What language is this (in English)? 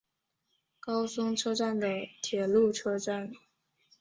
Chinese